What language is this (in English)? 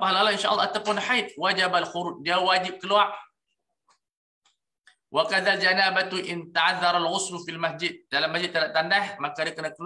Malay